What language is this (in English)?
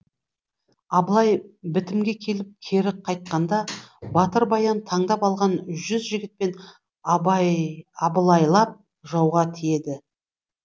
Kazakh